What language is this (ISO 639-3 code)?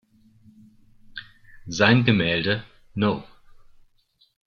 deu